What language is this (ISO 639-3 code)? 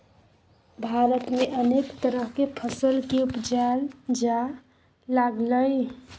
mai